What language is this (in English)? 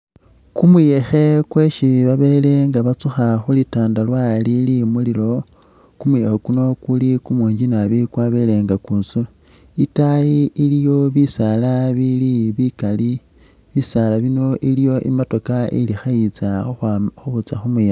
Masaaba